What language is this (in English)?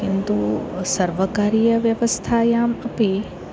Sanskrit